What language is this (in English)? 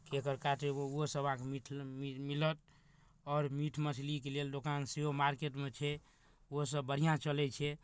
Maithili